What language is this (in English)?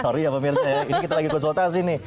Indonesian